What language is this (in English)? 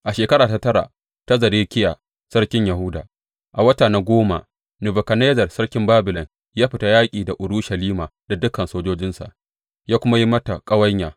Hausa